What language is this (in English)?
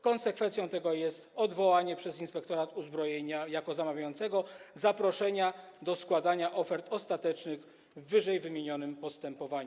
Polish